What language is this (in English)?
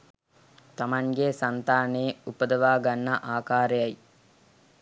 Sinhala